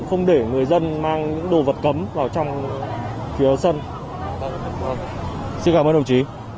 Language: Vietnamese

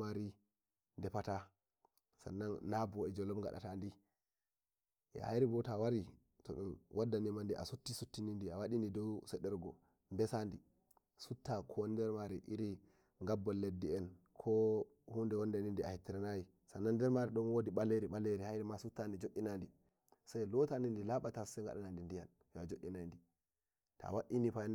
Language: Nigerian Fulfulde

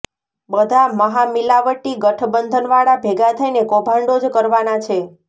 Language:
Gujarati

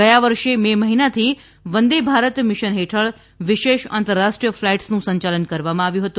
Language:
Gujarati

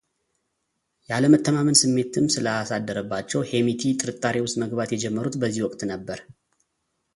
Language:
Amharic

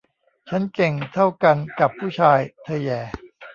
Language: Thai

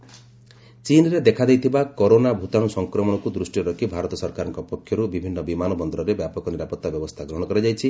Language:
Odia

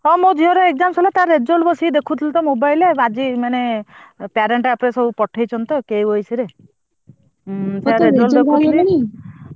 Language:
Odia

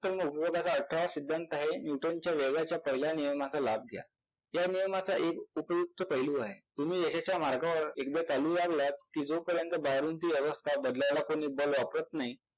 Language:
Marathi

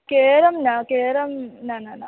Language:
Sanskrit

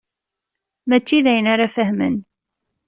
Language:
Kabyle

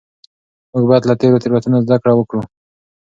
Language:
Pashto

